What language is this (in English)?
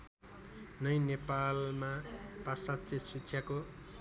Nepali